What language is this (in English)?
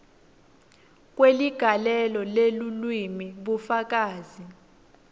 Swati